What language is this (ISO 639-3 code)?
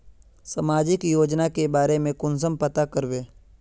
mag